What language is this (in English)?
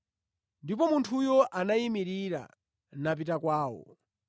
Nyanja